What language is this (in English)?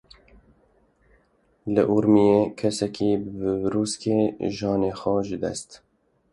Kurdish